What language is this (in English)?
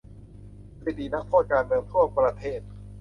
Thai